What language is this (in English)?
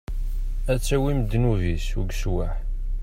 Kabyle